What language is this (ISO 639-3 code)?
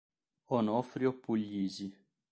ita